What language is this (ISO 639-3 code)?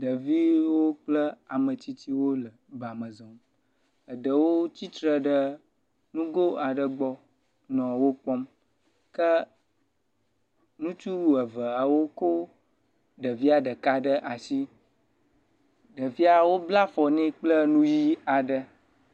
ewe